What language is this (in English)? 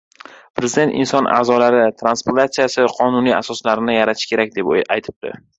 Uzbek